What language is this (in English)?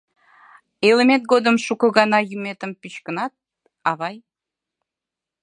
Mari